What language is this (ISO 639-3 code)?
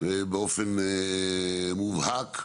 heb